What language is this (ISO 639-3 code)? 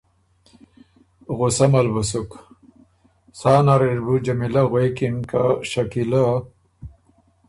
oru